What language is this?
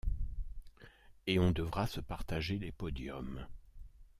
French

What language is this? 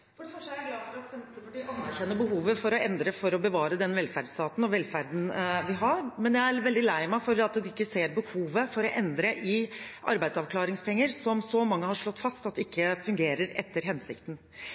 Norwegian Bokmål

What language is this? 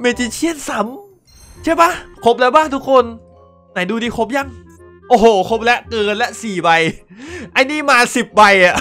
Thai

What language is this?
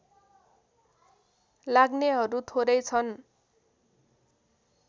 Nepali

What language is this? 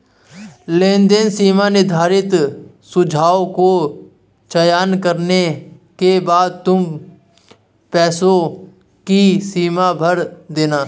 Hindi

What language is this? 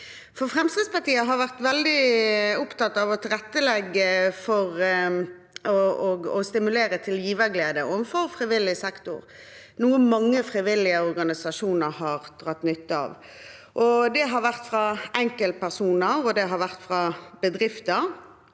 Norwegian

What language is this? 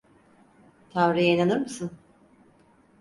Turkish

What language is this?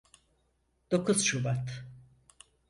Turkish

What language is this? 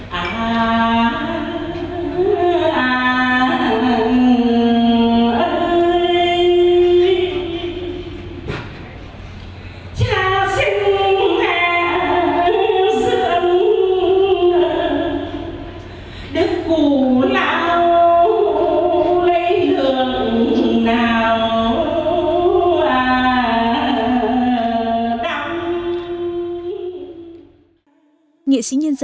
Vietnamese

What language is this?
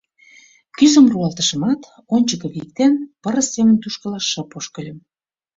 Mari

